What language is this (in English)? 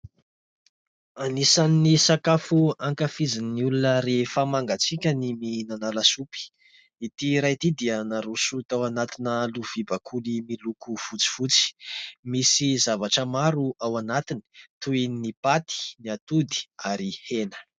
Malagasy